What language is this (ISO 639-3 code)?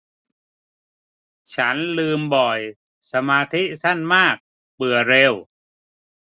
tha